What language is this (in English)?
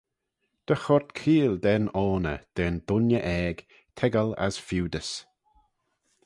Manx